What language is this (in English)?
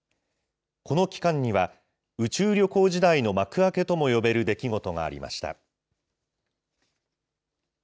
Japanese